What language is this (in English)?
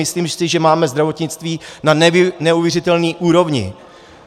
Czech